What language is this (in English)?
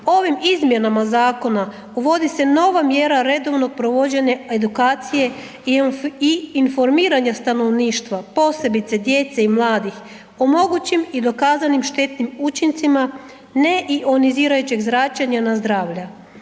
Croatian